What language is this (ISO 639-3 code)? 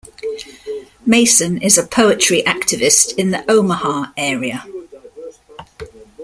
eng